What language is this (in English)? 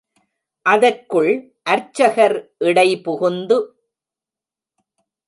Tamil